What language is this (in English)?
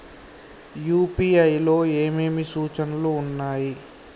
Telugu